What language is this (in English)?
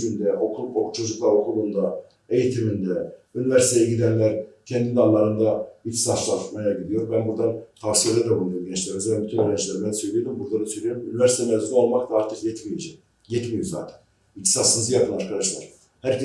Turkish